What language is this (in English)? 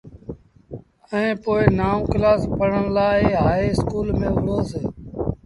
Sindhi Bhil